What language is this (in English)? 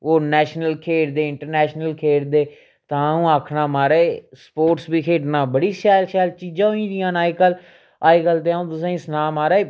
Dogri